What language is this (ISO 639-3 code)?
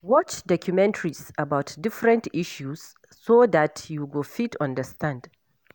pcm